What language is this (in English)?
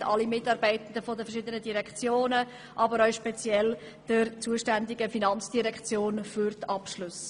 Swiss German